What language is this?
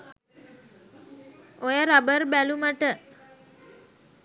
Sinhala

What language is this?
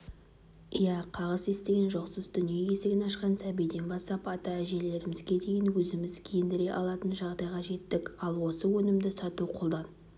Kazakh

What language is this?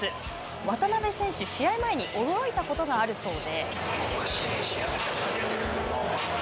Japanese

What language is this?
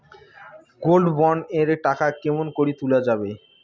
Bangla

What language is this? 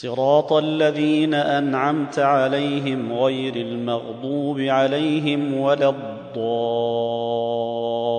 Arabic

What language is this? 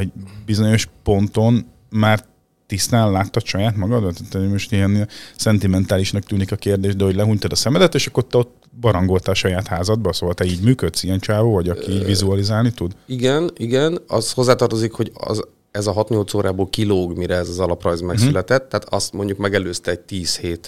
Hungarian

